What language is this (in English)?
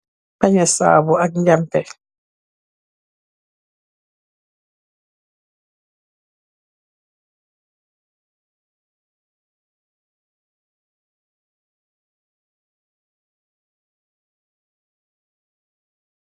Wolof